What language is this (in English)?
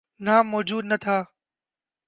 Urdu